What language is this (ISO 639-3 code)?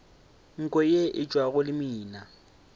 nso